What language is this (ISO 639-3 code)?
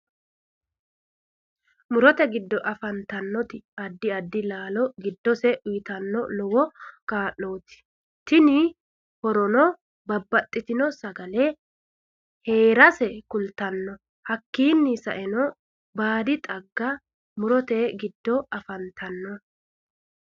sid